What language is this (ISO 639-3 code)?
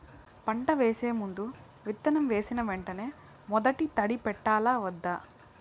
tel